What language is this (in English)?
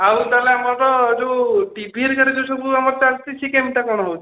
Odia